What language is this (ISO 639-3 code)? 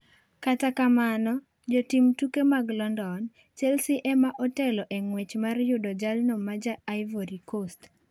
luo